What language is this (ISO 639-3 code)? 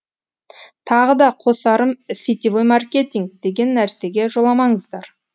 kaz